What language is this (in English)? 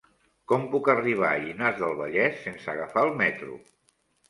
Catalan